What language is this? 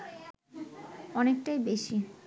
Bangla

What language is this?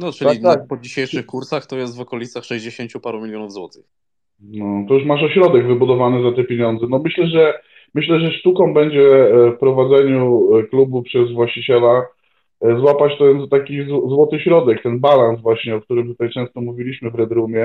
Polish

